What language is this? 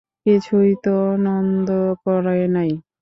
Bangla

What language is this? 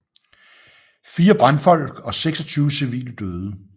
Danish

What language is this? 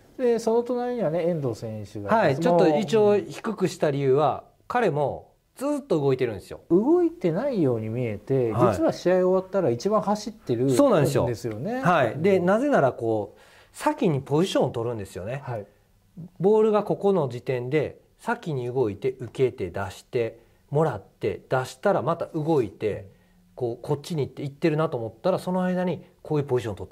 Japanese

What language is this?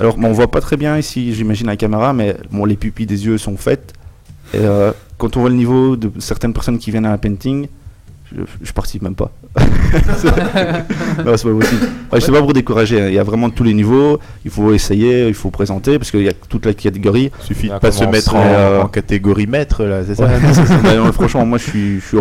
French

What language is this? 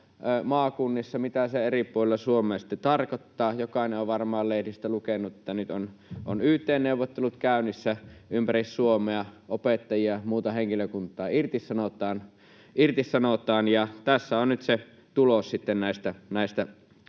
Finnish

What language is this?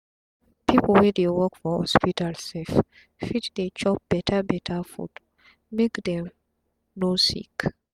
Nigerian Pidgin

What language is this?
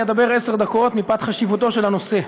Hebrew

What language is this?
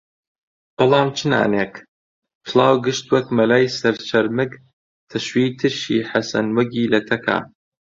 Central Kurdish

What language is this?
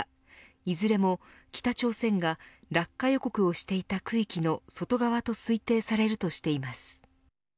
Japanese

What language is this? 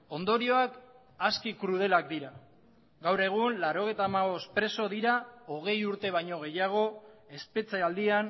Basque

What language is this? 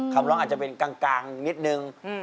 Thai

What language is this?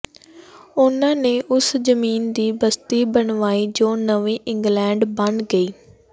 Punjabi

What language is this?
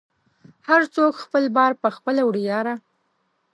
Pashto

